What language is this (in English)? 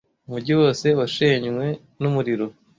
Kinyarwanda